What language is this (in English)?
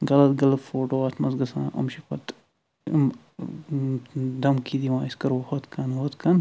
Kashmiri